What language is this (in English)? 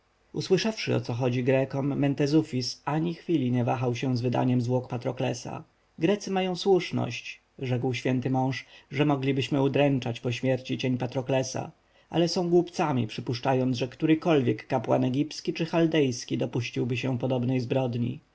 Polish